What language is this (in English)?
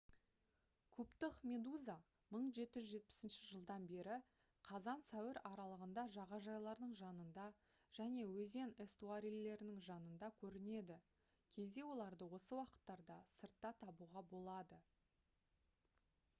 Kazakh